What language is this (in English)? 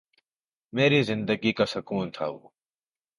Urdu